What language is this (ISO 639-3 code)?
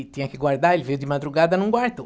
por